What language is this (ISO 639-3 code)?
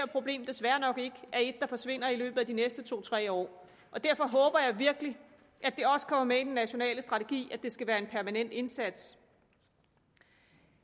dan